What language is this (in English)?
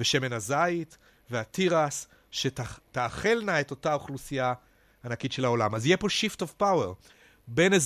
Hebrew